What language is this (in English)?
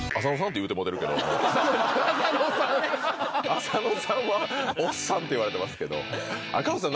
Japanese